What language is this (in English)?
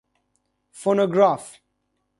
Persian